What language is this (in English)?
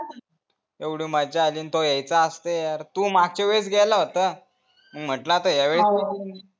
Marathi